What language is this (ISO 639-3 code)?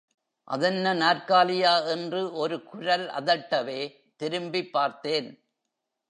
tam